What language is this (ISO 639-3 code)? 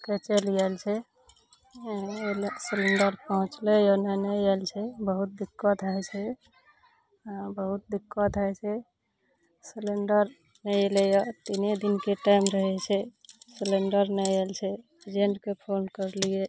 mai